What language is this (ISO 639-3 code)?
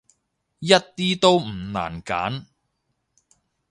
yue